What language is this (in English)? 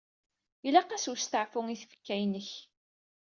Kabyle